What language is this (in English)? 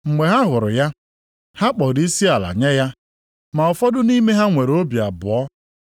Igbo